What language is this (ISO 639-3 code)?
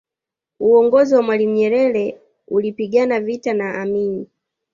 swa